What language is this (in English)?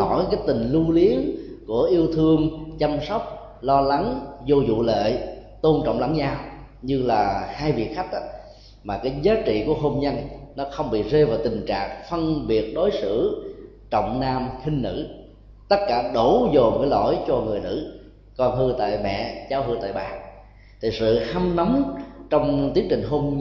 Vietnamese